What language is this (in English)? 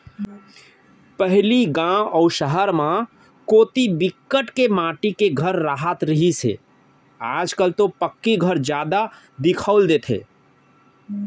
Chhattisgarhi